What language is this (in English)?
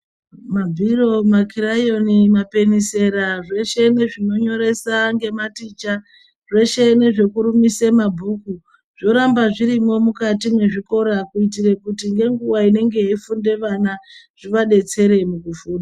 Ndau